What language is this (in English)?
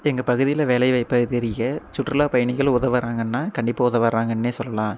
Tamil